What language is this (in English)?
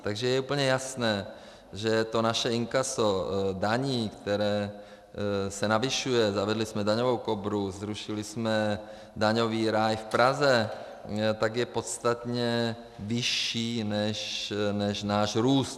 Czech